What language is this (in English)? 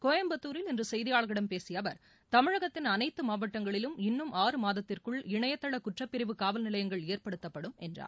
Tamil